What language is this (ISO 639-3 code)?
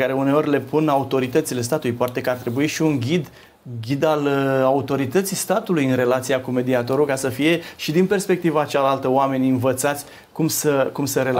ron